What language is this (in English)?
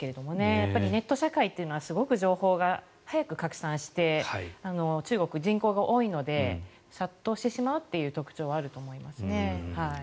Japanese